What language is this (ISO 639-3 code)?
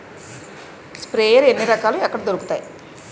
tel